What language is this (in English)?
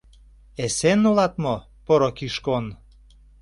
Mari